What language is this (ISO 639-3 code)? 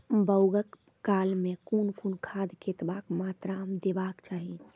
mai